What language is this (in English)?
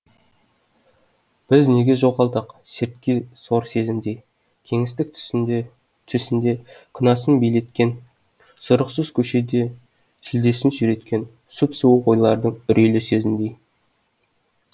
Kazakh